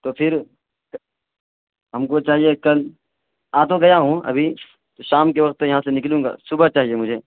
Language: Urdu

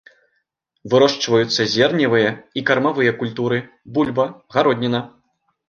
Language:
Belarusian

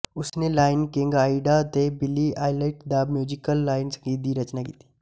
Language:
Punjabi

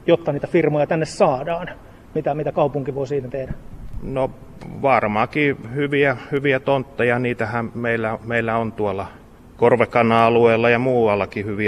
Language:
Finnish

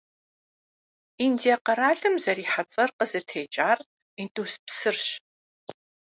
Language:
Kabardian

